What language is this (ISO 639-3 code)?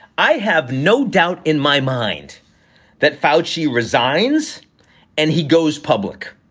eng